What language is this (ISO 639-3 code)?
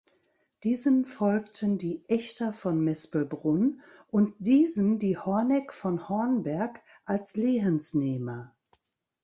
deu